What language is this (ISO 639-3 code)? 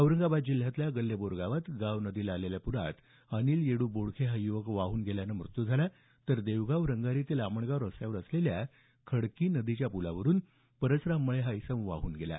mar